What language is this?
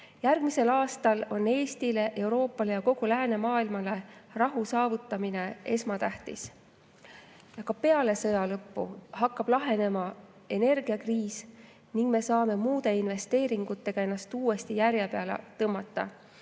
Estonian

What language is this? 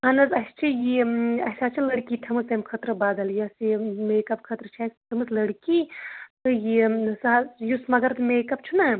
Kashmiri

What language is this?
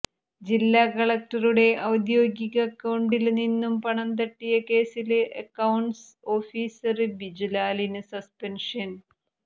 Malayalam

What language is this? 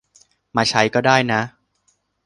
Thai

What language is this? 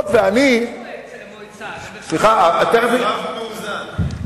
Hebrew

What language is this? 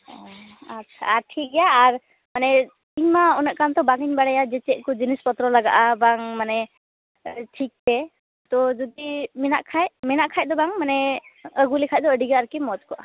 Santali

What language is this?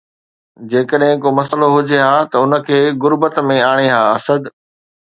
Sindhi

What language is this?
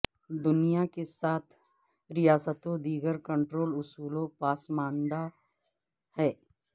Urdu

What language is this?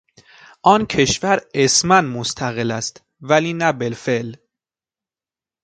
Persian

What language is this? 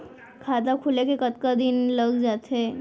Chhattisgarhi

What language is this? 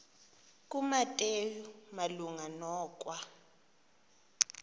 Xhosa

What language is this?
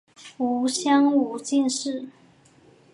Chinese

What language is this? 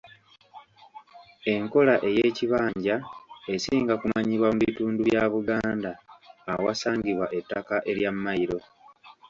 Ganda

